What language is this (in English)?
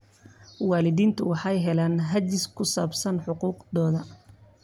Somali